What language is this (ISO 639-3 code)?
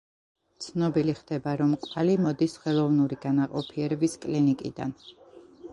kat